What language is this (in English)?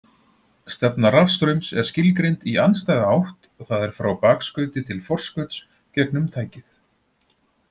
Icelandic